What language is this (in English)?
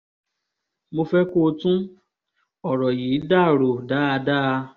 Yoruba